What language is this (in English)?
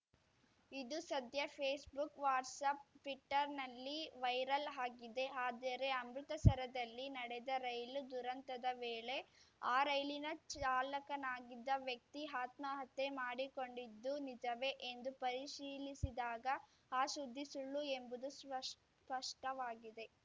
Kannada